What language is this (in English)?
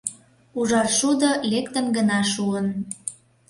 Mari